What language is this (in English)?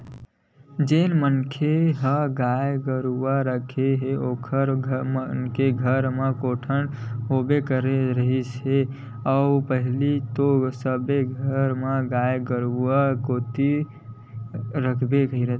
Chhattisgarhi